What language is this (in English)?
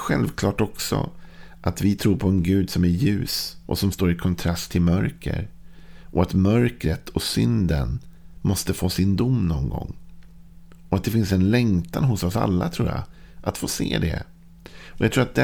Swedish